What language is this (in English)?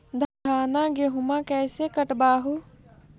Magahi